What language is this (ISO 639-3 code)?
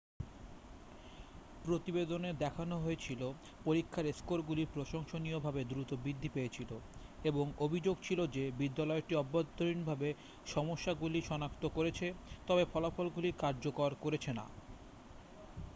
ben